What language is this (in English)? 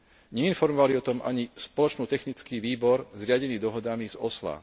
Slovak